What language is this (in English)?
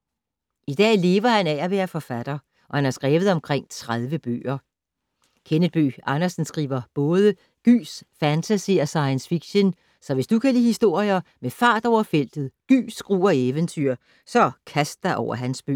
Danish